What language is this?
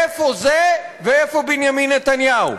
Hebrew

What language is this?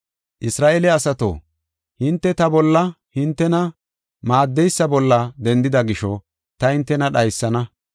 Gofa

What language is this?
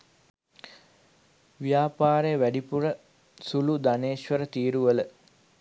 Sinhala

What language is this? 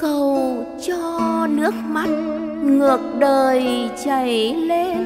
Vietnamese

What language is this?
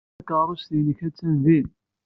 Kabyle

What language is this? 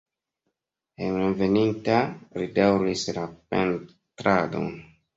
Esperanto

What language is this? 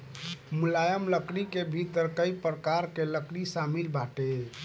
Bhojpuri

